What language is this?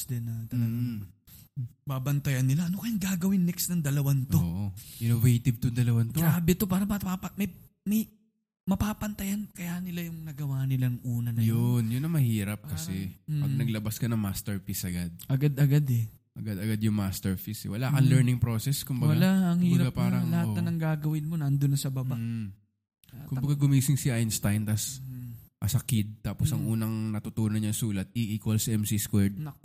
Filipino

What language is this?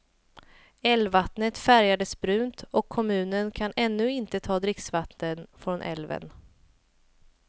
Swedish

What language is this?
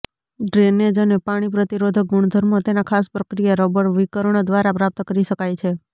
Gujarati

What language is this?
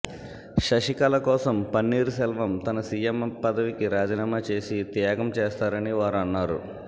Telugu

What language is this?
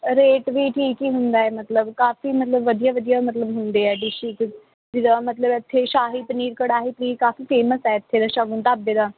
Punjabi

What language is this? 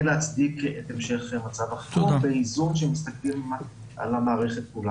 Hebrew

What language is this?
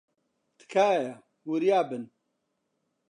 Central Kurdish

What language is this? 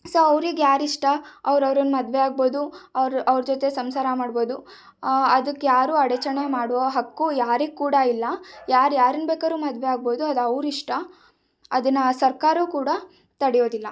Kannada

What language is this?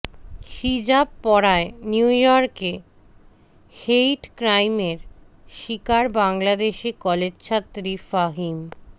Bangla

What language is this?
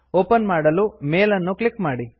Kannada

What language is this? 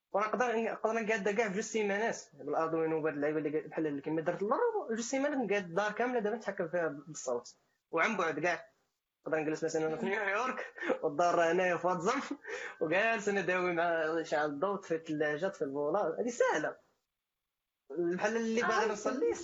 Arabic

